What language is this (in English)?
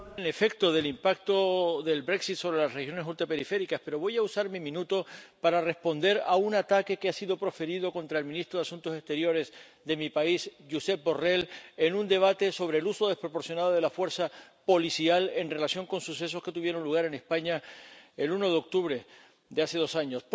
Spanish